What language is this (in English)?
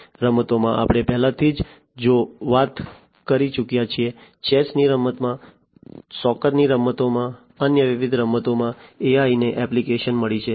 Gujarati